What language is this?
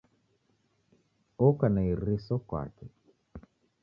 Taita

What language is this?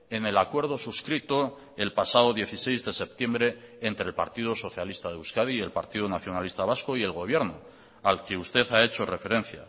Spanish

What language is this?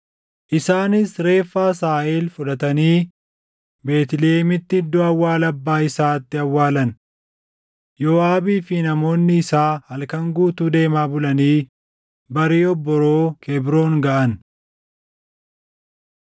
Oromo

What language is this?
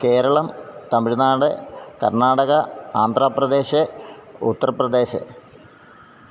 Malayalam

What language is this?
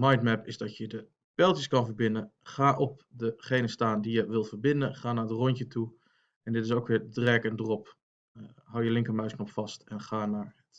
Dutch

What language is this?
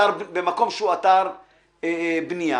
Hebrew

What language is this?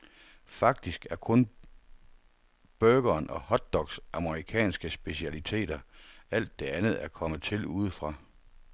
Danish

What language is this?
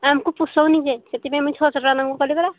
Odia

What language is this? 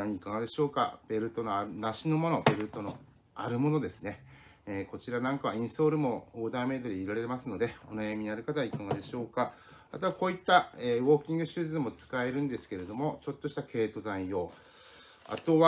Japanese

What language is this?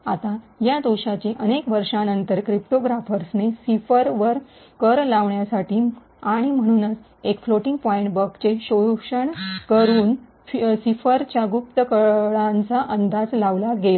Marathi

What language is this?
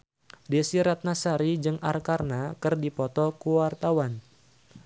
Sundanese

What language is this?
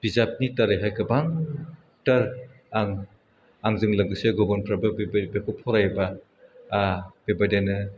Bodo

